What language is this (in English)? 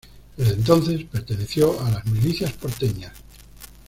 Spanish